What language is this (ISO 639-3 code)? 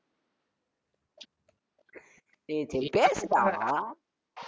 tam